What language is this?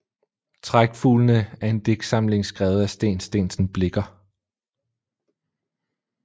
Danish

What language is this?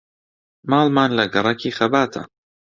Central Kurdish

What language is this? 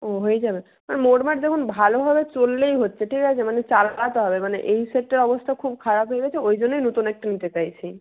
Bangla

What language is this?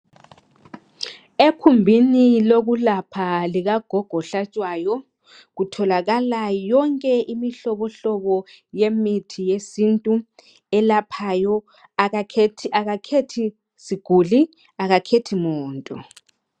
North Ndebele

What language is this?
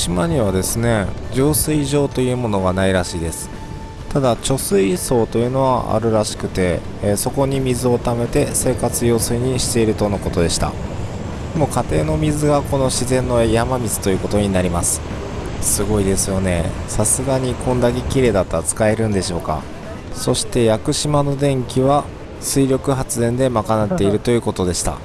Japanese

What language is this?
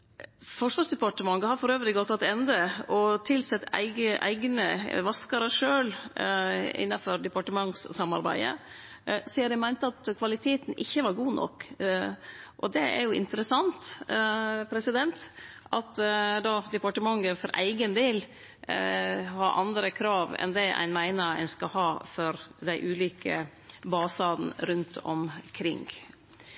Norwegian Nynorsk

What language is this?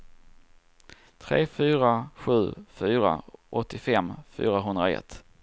Swedish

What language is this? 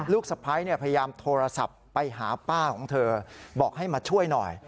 Thai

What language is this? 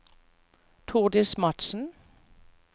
Norwegian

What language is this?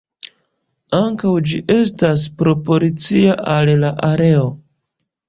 Esperanto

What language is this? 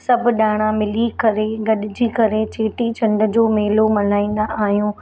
Sindhi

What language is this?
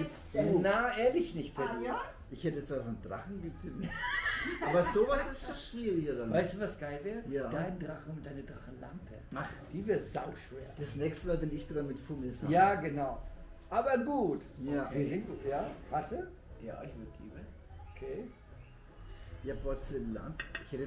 German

